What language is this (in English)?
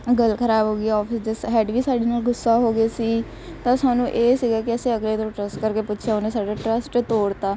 Punjabi